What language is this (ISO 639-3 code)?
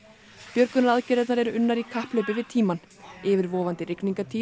isl